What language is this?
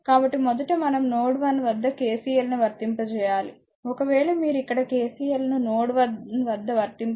Telugu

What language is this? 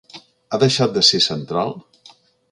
Catalan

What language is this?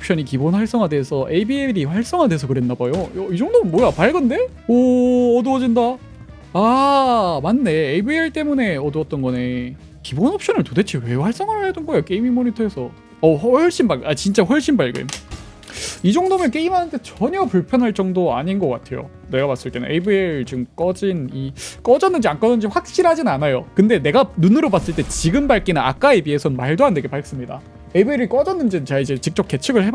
Korean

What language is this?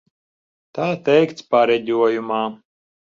Latvian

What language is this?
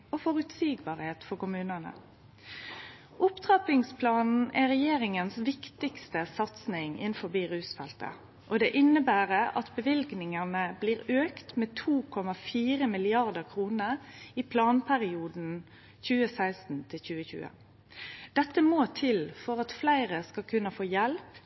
Norwegian Nynorsk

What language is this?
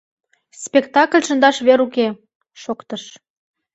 Mari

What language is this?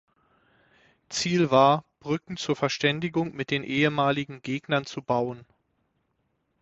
German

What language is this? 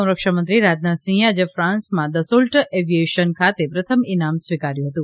Gujarati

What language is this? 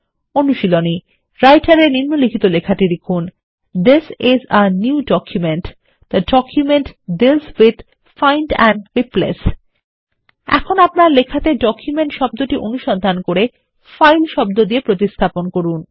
Bangla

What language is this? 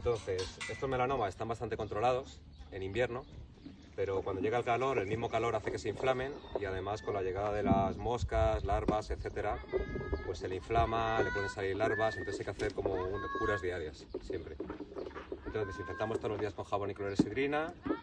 Spanish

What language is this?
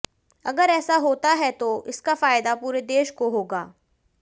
Hindi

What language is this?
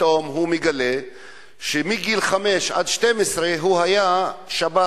Hebrew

